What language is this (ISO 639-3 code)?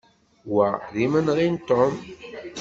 kab